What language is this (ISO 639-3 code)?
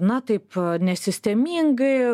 lit